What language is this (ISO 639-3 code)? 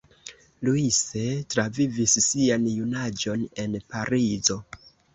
epo